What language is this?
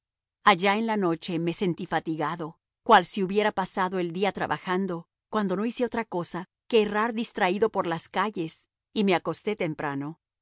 Spanish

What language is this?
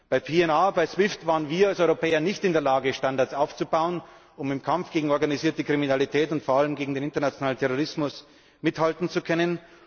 German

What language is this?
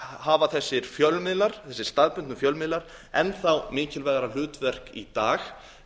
Icelandic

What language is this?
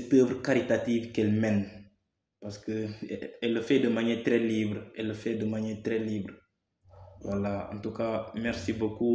French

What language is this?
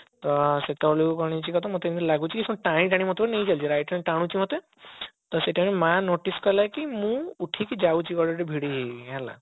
Odia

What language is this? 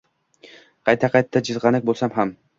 Uzbek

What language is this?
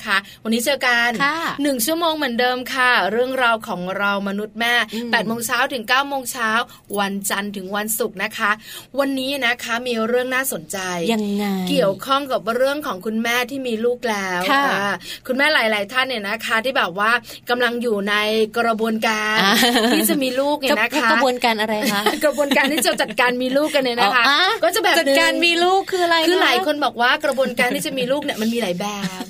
Thai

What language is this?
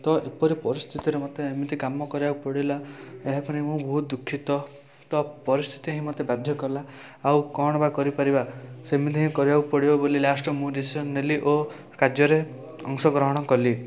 Odia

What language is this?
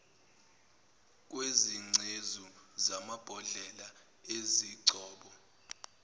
Zulu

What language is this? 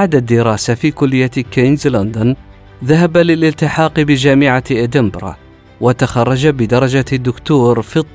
Arabic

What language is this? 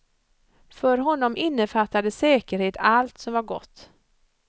Swedish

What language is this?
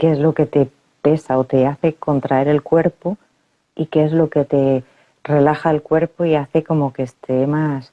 Spanish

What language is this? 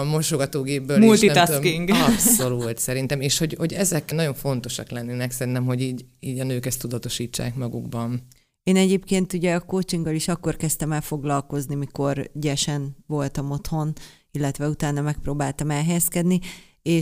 Hungarian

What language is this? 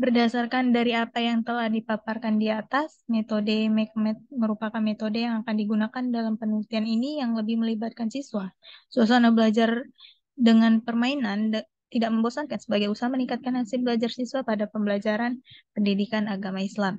Indonesian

